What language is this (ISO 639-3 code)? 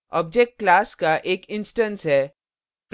hin